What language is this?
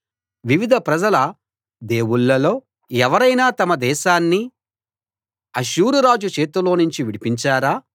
Telugu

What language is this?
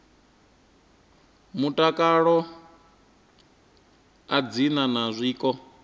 Venda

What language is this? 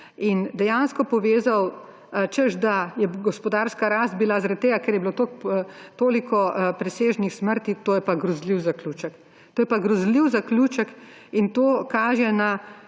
Slovenian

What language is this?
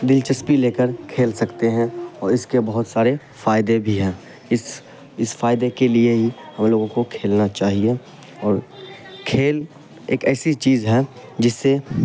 Urdu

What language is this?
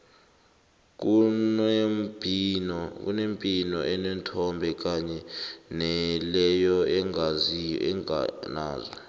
South Ndebele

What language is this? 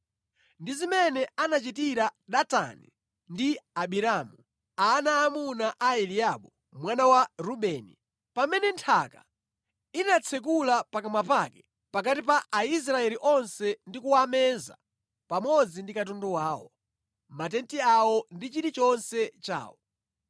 Nyanja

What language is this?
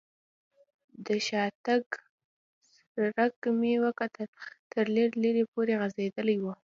Pashto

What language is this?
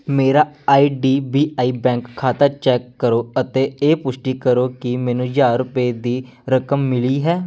Punjabi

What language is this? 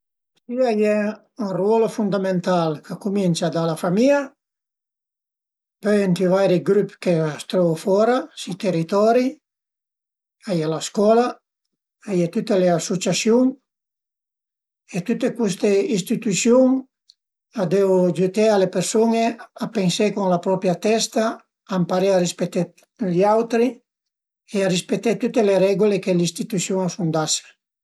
Piedmontese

